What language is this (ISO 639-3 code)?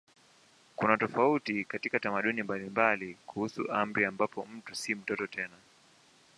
swa